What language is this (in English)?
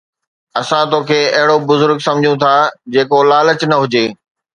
Sindhi